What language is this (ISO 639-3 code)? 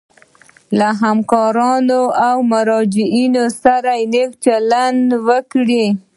pus